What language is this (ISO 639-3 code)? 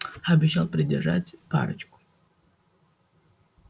rus